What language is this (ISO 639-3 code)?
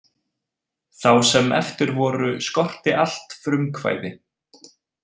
isl